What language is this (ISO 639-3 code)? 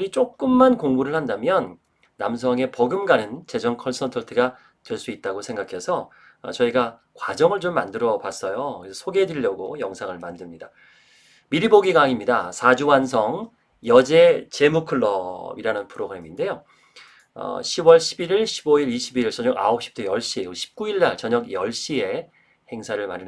kor